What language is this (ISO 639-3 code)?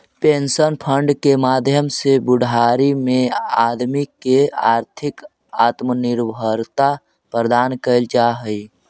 mag